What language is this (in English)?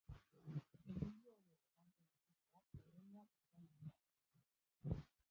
Basque